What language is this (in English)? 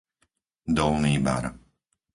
Slovak